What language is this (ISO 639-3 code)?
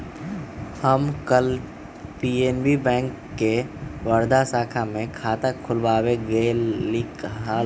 mag